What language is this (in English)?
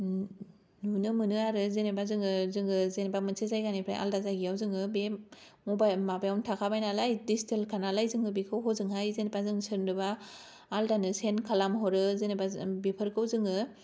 Bodo